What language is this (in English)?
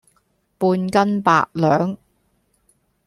Cantonese